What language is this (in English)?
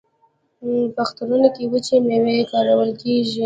Pashto